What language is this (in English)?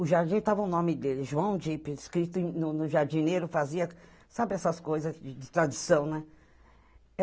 Portuguese